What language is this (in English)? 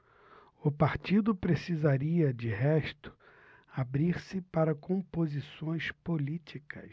Portuguese